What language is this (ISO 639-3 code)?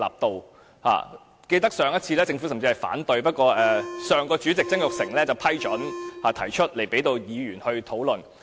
yue